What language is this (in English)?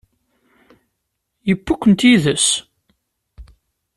Kabyle